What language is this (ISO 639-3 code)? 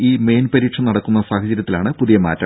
mal